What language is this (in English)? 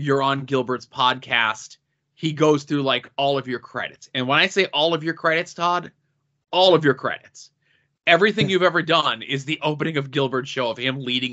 English